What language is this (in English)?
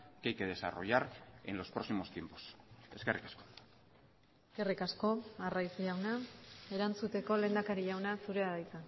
Basque